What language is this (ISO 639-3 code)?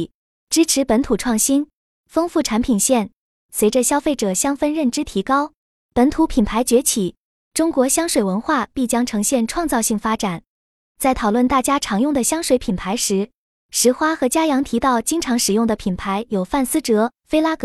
zho